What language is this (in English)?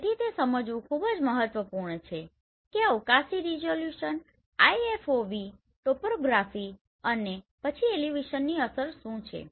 Gujarati